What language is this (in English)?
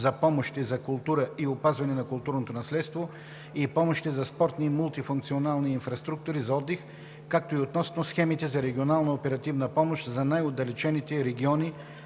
Bulgarian